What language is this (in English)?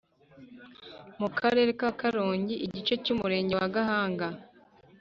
Kinyarwanda